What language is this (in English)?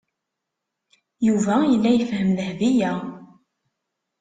Kabyle